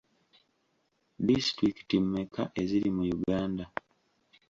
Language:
Ganda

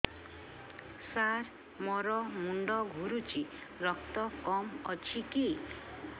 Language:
Odia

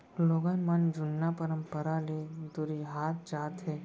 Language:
Chhattisgarhi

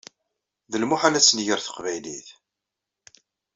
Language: Kabyle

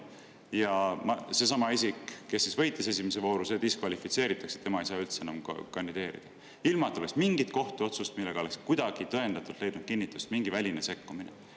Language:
Estonian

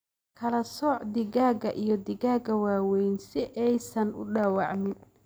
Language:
Somali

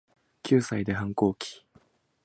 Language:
Japanese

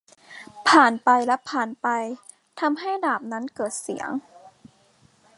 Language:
Thai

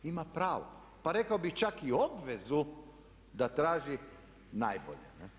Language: Croatian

